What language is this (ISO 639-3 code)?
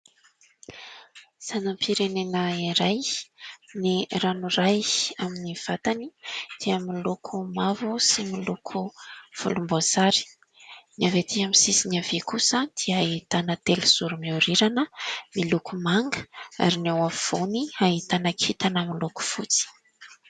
mlg